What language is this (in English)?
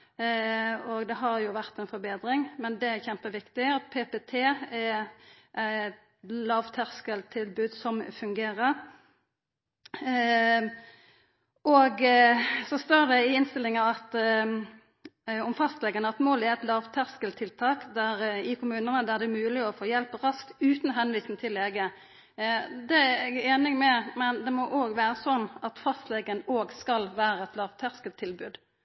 Norwegian Nynorsk